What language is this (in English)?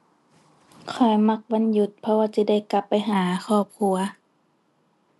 Thai